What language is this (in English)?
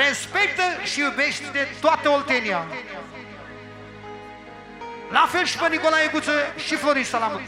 Romanian